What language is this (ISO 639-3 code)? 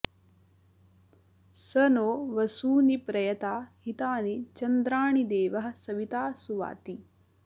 san